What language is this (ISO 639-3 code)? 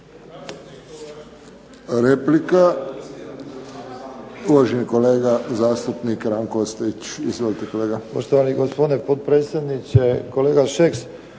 hrv